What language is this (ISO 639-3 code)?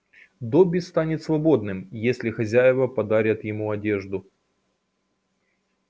rus